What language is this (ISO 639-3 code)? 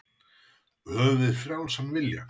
isl